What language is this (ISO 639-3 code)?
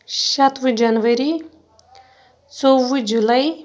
kas